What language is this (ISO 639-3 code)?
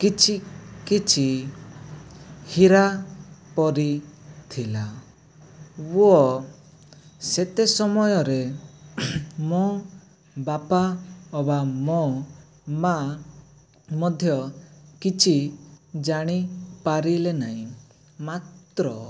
ori